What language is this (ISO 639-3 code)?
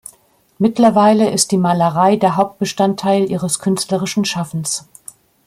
deu